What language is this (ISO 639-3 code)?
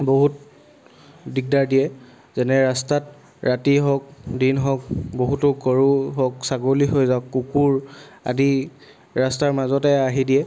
asm